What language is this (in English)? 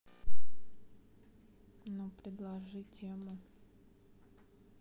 Russian